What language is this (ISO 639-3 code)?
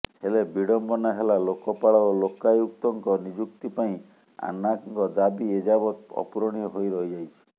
ori